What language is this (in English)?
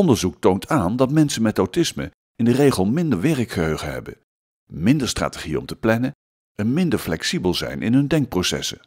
Dutch